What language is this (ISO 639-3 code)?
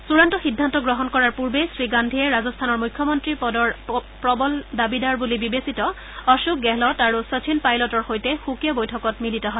asm